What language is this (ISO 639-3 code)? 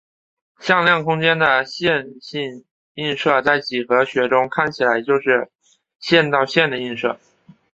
zho